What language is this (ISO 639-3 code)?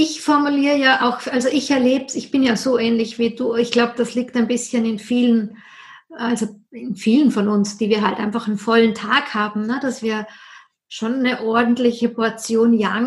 deu